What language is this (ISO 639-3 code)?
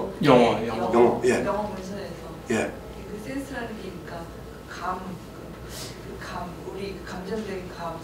kor